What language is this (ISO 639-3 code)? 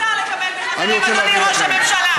heb